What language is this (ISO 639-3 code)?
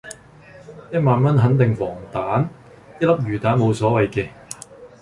yue